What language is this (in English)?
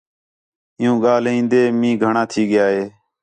Khetrani